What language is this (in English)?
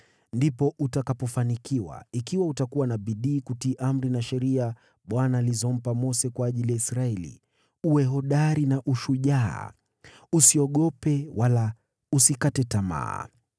Swahili